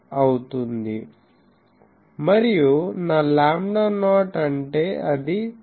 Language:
Telugu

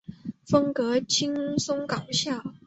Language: Chinese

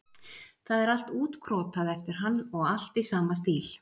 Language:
Icelandic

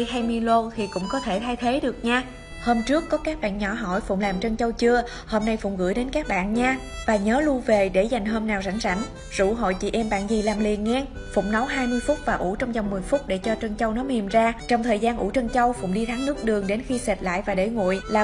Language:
Vietnamese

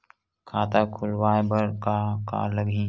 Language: Chhattisgarhi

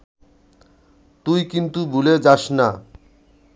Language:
Bangla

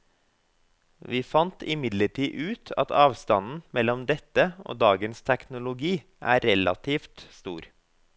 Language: Norwegian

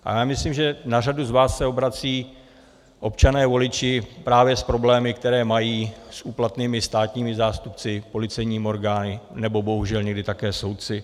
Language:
Czech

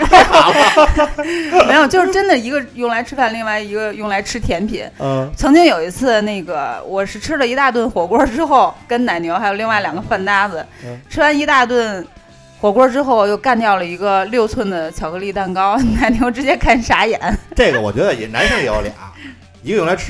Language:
Chinese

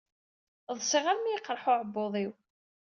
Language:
Kabyle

